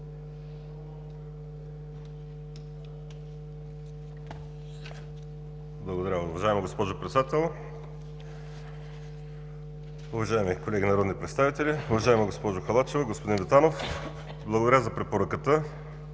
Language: Bulgarian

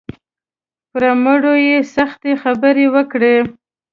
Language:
Pashto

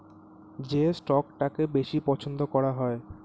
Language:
Bangla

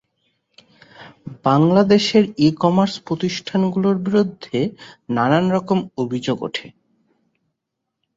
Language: Bangla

